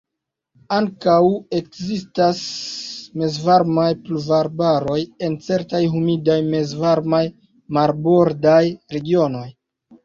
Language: Esperanto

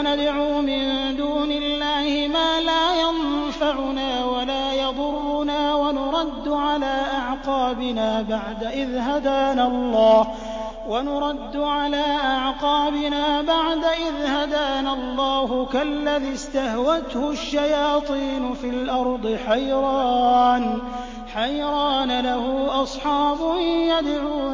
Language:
Arabic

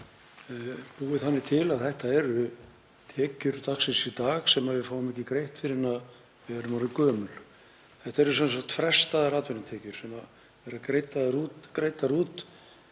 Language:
Icelandic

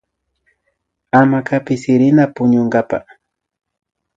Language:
Imbabura Highland Quichua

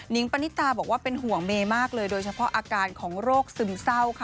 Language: Thai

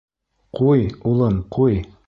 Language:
Bashkir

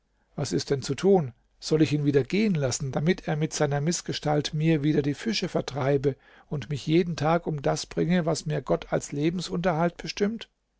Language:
German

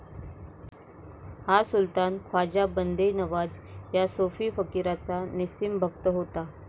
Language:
Marathi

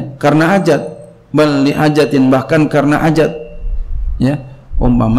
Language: Indonesian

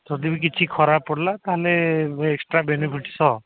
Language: Odia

